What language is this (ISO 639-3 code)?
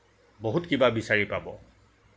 asm